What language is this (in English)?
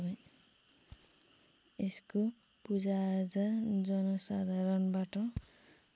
Nepali